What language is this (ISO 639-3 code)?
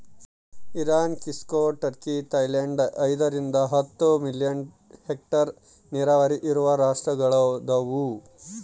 kan